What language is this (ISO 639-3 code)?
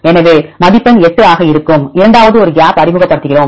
tam